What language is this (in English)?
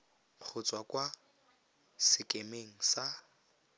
Tswana